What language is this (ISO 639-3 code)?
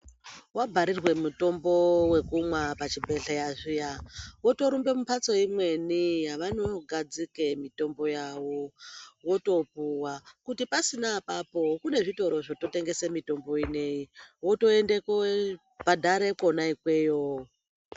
ndc